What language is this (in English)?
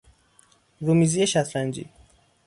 Persian